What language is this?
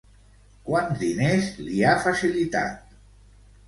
Catalan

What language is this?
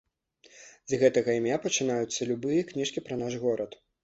Belarusian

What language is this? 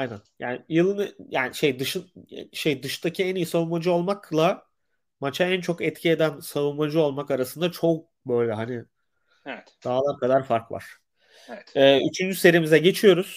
Turkish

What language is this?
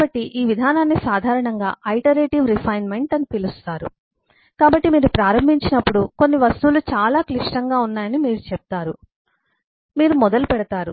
Telugu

